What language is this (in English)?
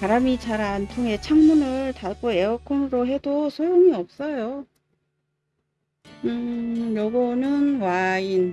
Korean